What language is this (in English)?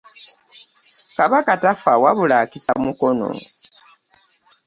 Ganda